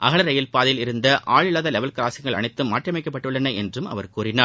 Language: Tamil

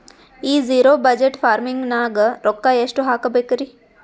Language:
Kannada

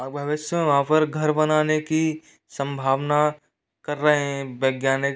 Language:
Hindi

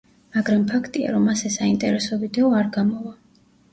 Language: Georgian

